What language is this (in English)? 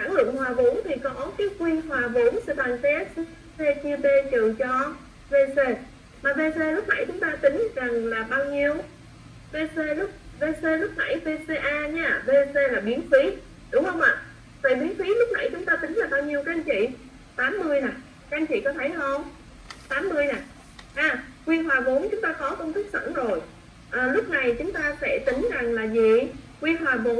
Vietnamese